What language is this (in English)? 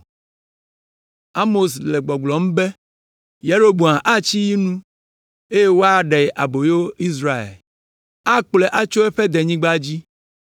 Ewe